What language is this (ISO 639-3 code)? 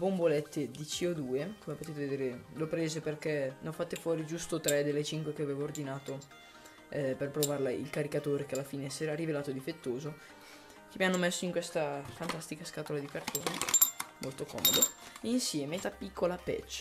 ita